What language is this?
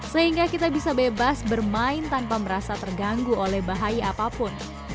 Indonesian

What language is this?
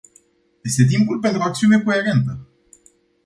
Romanian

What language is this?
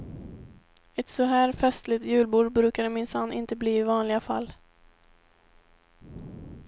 Swedish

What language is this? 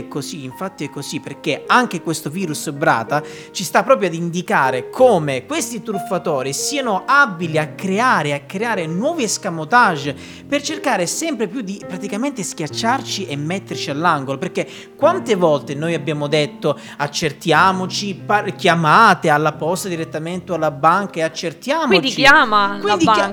Italian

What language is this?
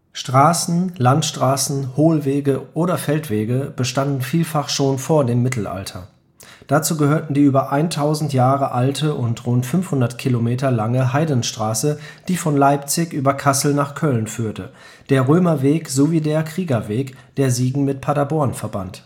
German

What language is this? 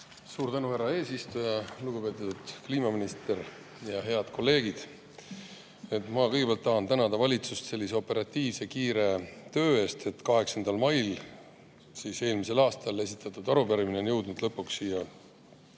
Estonian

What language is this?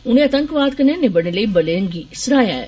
Dogri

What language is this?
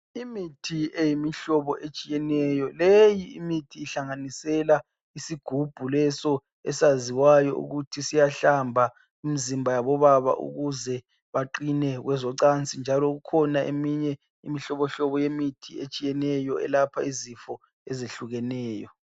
North Ndebele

